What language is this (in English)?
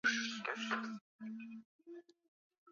Swahili